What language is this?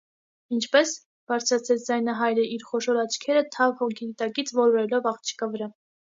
Armenian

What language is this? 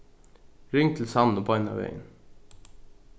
Faroese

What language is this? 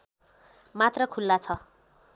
Nepali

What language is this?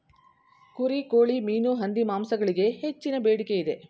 Kannada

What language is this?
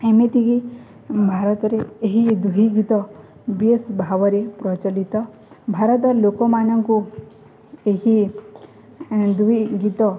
Odia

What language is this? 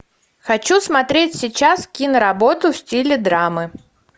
Russian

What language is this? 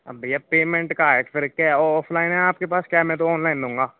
Hindi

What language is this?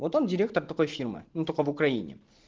Russian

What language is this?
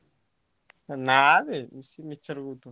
Odia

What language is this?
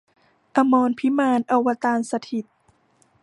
Thai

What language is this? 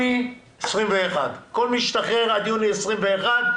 Hebrew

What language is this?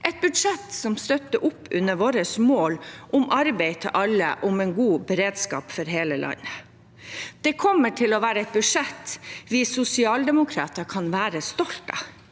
Norwegian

